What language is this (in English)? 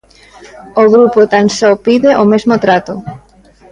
Galician